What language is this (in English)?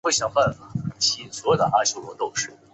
Chinese